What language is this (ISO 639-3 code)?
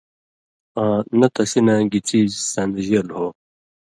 mvy